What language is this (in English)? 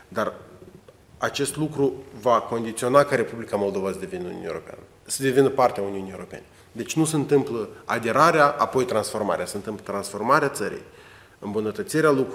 Romanian